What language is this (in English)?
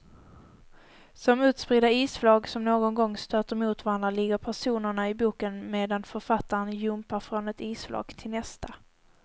Swedish